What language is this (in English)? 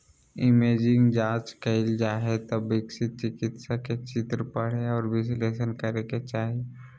Magahi